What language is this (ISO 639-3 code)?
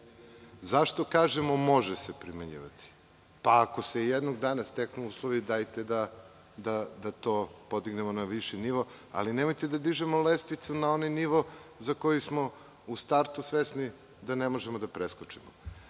srp